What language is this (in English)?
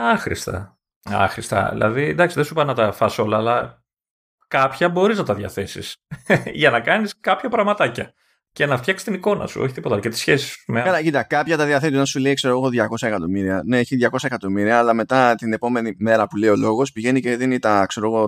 Greek